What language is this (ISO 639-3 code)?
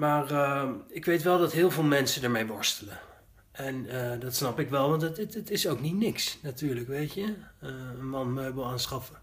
nld